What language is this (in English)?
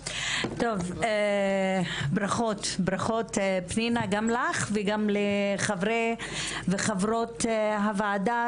Hebrew